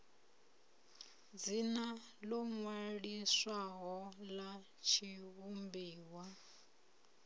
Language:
Venda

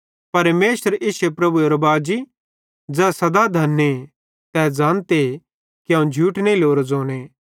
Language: Bhadrawahi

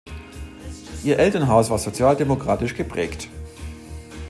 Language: German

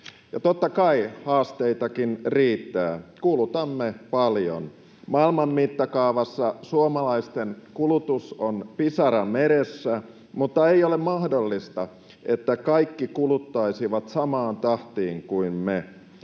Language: Finnish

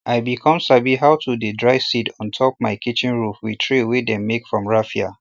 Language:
Nigerian Pidgin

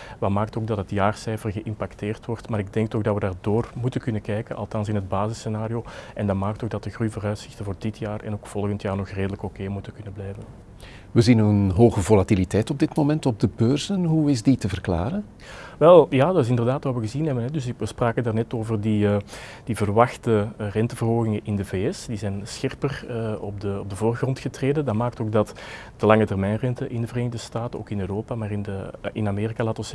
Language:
Dutch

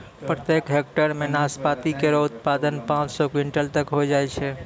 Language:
Maithili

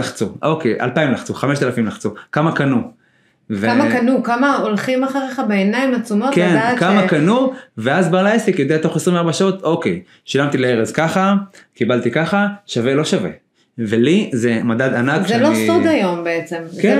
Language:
Hebrew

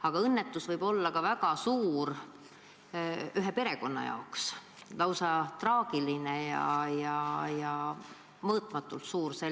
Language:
Estonian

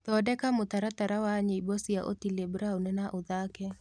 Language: Kikuyu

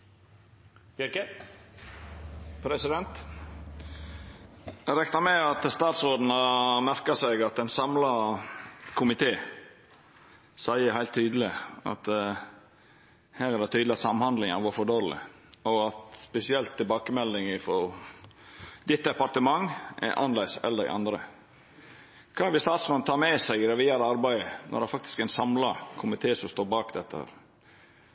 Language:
Norwegian Nynorsk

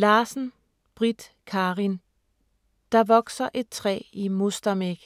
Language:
Danish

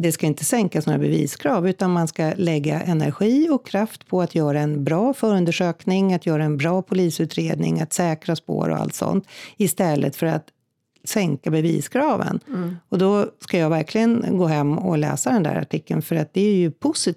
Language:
Swedish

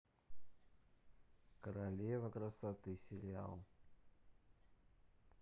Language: Russian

